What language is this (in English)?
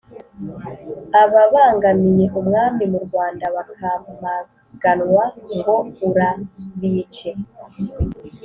Kinyarwanda